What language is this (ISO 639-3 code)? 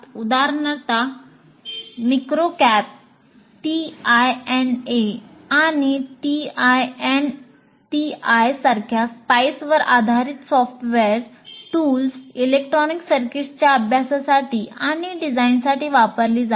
mar